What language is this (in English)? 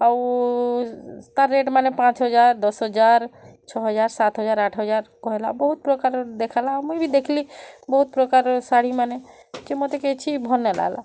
Odia